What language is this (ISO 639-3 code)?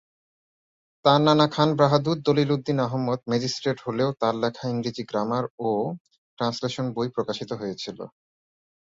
ben